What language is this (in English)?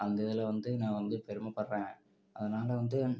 Tamil